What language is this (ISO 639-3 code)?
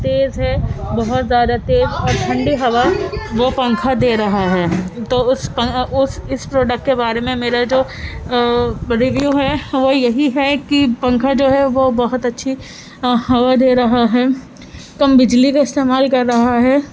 urd